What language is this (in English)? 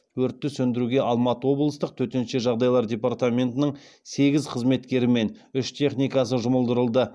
Kazakh